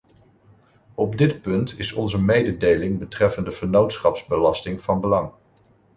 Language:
Dutch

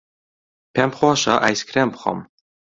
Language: Central Kurdish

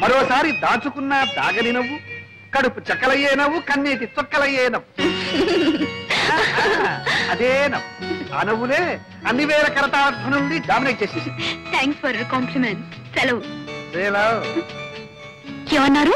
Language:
Telugu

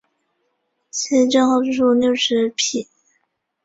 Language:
Chinese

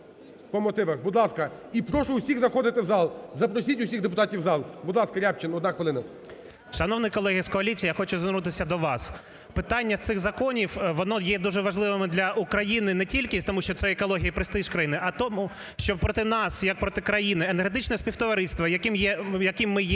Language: Ukrainian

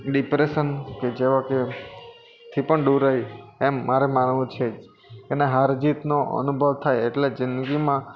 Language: Gujarati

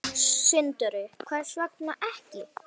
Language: Icelandic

